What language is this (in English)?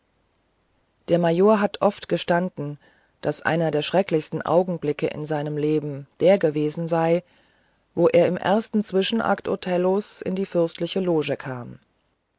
German